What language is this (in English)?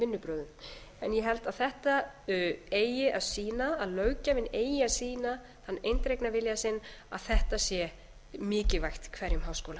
Icelandic